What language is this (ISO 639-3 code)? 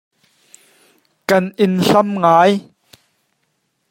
cnh